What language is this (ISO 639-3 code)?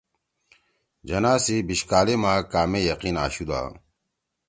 trw